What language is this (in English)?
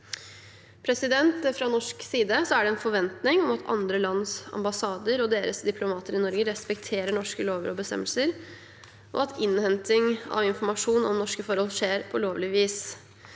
Norwegian